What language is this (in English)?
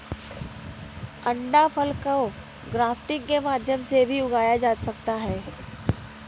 Hindi